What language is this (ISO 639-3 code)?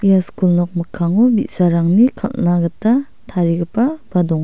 grt